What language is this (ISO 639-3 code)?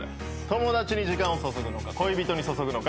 jpn